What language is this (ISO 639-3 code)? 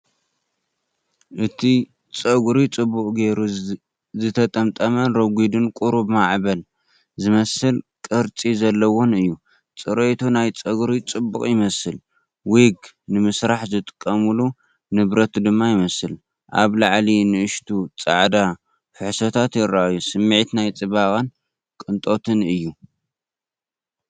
tir